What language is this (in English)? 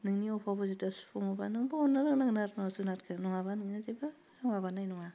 Bodo